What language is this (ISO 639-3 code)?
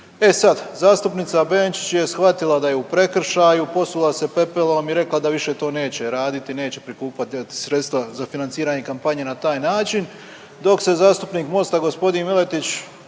hrv